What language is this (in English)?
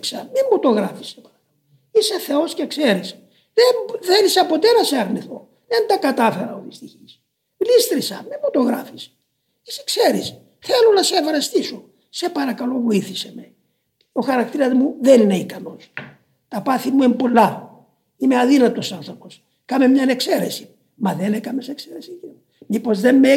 Greek